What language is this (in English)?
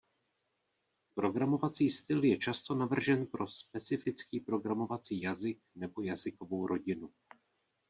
Czech